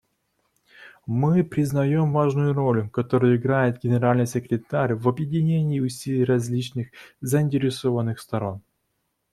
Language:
Russian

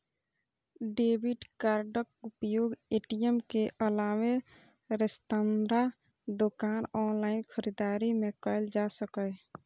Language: Maithili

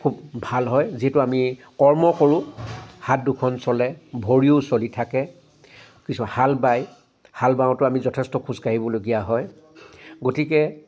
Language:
Assamese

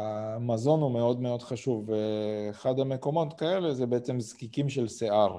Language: Hebrew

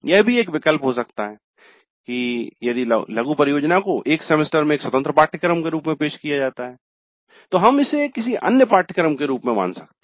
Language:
Hindi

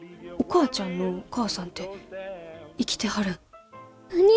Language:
Japanese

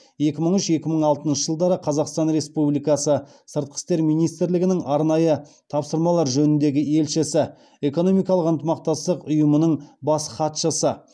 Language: Kazakh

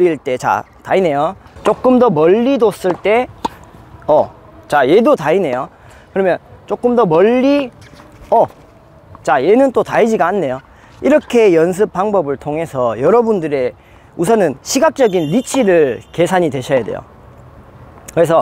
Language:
Korean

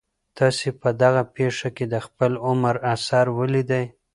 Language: Pashto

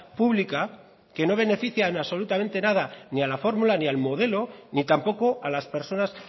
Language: Spanish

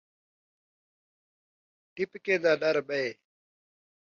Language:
Saraiki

